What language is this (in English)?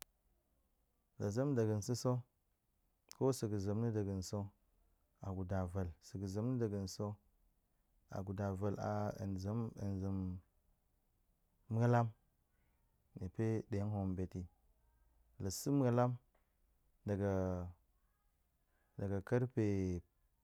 Goemai